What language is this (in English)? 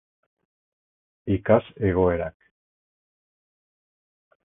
Basque